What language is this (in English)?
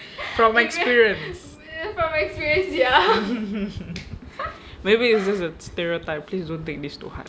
English